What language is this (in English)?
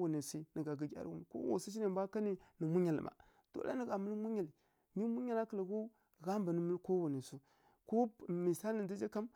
Kirya-Konzəl